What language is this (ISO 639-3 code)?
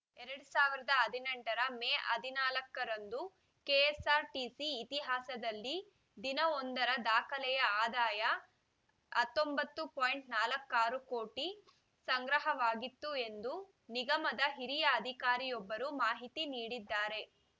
kan